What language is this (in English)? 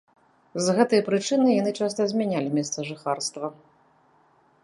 Belarusian